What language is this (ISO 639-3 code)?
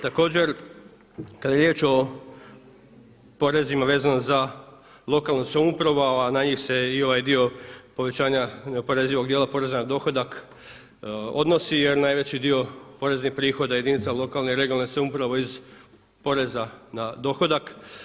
hrv